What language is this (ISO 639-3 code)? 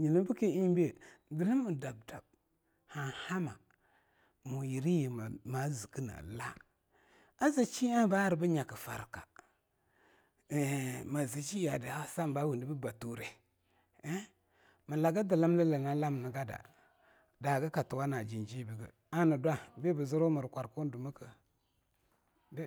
lnu